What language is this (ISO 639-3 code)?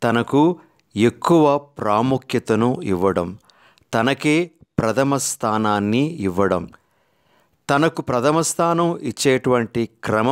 hin